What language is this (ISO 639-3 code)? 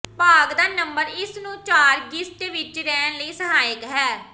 pan